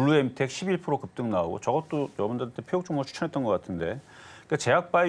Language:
Korean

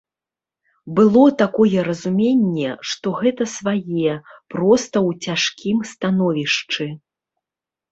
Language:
Belarusian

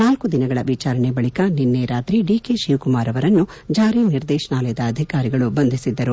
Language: Kannada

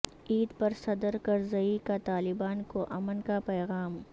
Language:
Urdu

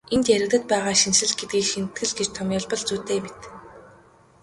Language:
Mongolian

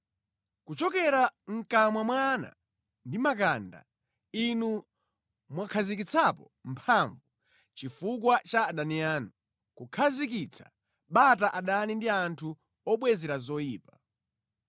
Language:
Nyanja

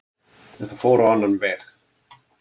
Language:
Icelandic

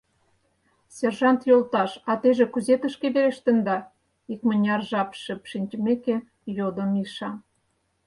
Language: Mari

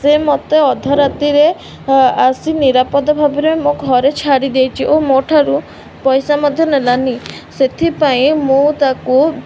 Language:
Odia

